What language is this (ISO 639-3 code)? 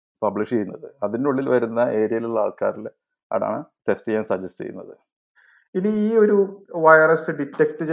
mal